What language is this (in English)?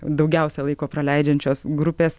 Lithuanian